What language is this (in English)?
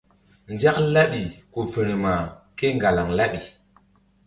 Mbum